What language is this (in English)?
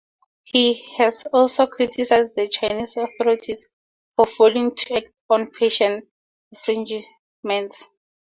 English